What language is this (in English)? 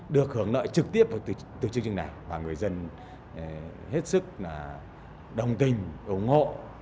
Vietnamese